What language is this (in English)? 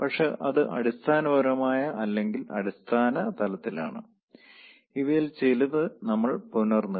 Malayalam